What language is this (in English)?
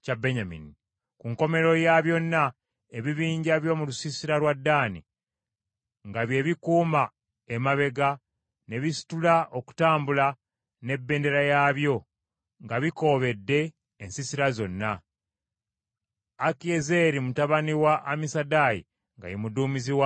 Ganda